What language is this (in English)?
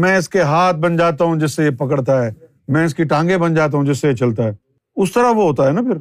Urdu